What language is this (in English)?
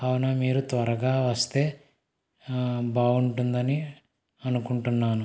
Telugu